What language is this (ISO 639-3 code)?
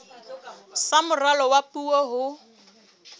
sot